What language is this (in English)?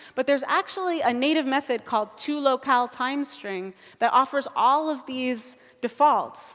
English